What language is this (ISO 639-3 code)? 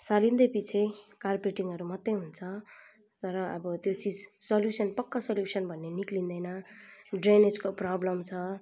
nep